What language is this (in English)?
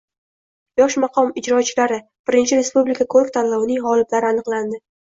Uzbek